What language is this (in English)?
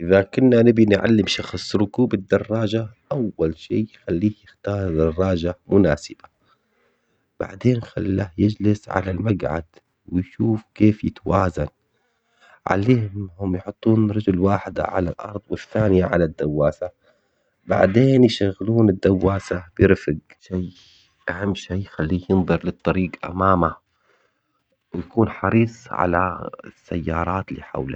Omani Arabic